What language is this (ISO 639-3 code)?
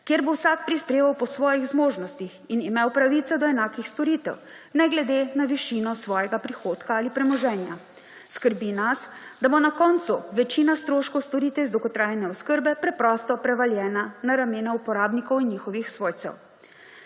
slv